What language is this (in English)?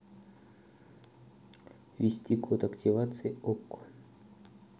Russian